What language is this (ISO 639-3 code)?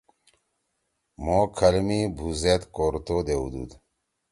trw